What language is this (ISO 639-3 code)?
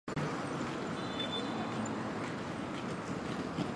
zho